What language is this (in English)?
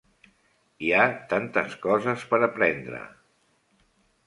Catalan